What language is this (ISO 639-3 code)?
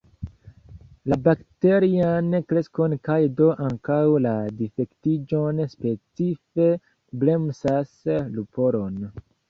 epo